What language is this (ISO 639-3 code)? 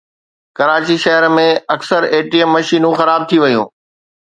snd